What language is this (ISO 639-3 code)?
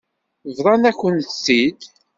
kab